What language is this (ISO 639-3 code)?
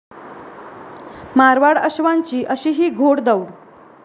mar